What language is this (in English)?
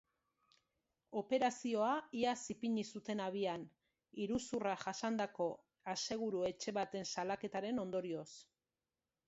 Basque